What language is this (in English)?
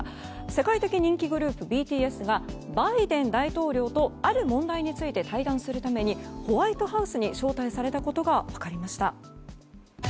Japanese